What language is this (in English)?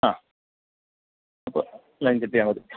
Malayalam